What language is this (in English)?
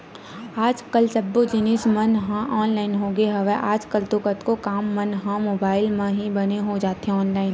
Chhattisgarhi